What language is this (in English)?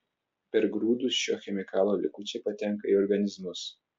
Lithuanian